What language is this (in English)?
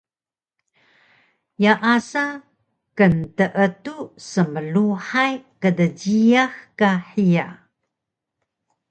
Taroko